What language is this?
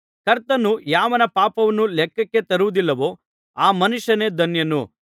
Kannada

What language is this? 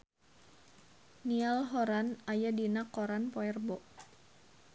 Sundanese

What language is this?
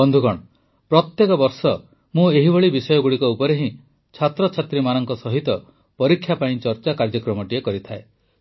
Odia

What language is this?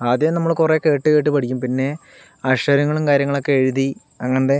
Malayalam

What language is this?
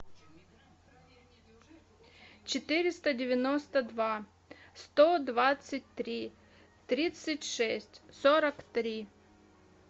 Russian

